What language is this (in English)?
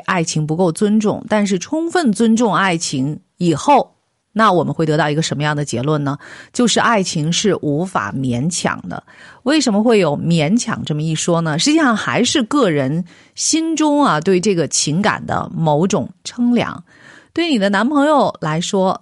Chinese